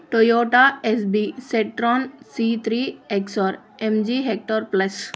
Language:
Telugu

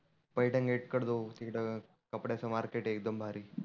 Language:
Marathi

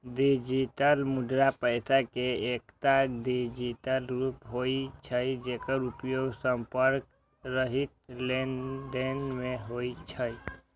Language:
Maithili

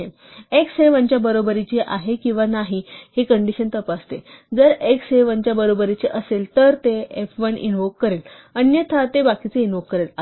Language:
Marathi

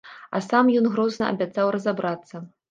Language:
Belarusian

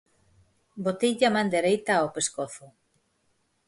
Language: Galician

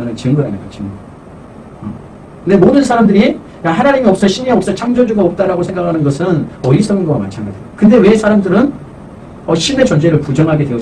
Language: Korean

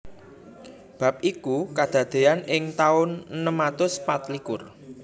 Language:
Javanese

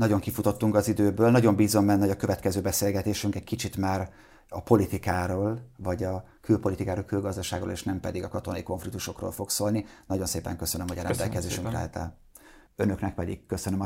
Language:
Hungarian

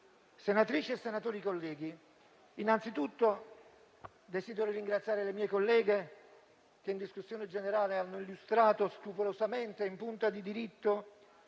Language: Italian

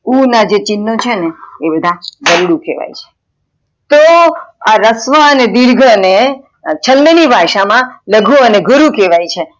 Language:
Gujarati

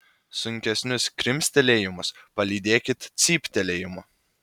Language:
Lithuanian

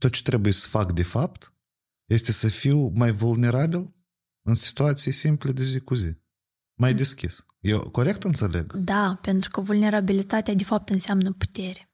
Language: Romanian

